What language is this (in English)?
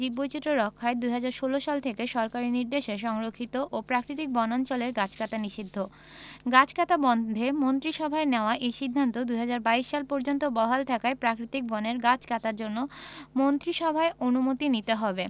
Bangla